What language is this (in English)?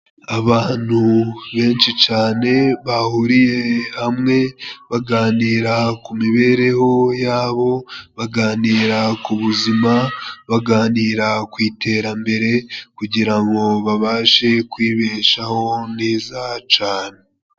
Kinyarwanda